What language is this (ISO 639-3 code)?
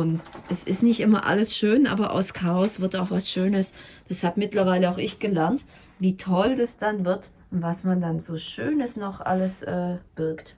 deu